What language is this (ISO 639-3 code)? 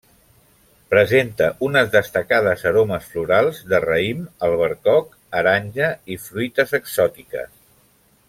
cat